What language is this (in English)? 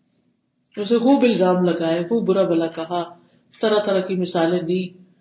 Urdu